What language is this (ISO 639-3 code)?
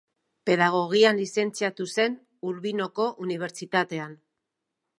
eus